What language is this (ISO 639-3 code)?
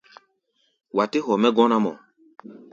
gba